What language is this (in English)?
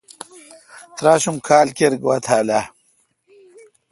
Kalkoti